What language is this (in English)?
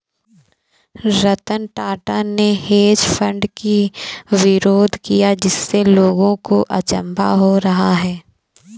Hindi